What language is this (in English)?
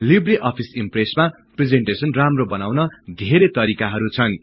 Nepali